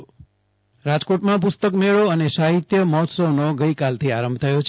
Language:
Gujarati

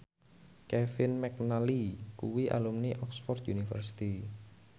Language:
Javanese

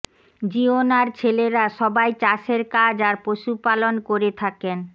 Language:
Bangla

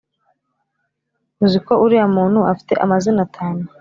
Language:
Kinyarwanda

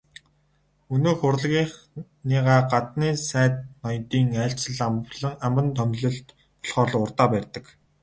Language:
Mongolian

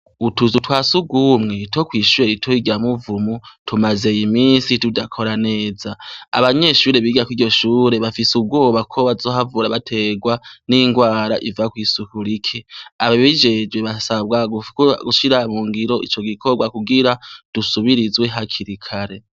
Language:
Rundi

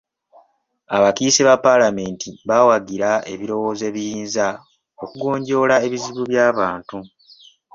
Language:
Ganda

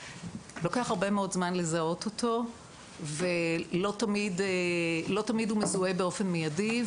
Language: Hebrew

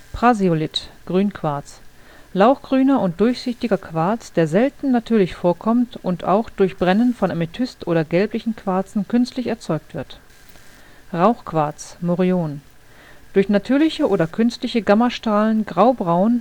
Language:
German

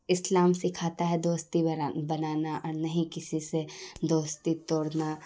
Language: Urdu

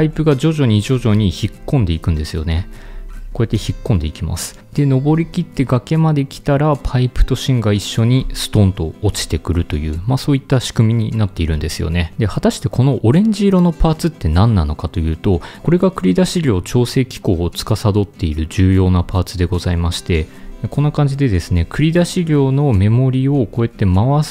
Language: Japanese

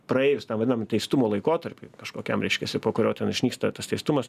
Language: Lithuanian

